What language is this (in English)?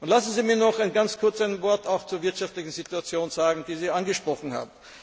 German